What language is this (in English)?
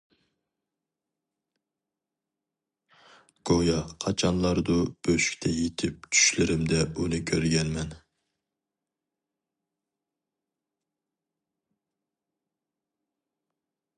Uyghur